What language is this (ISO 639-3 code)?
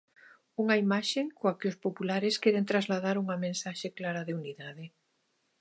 glg